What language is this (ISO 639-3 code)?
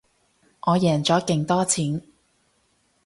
yue